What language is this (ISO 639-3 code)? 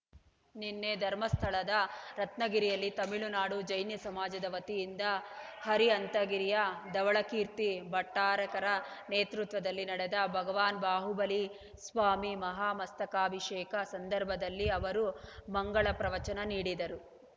kan